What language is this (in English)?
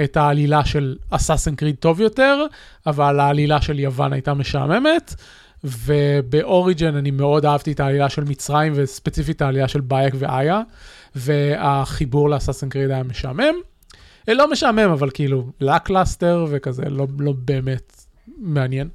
Hebrew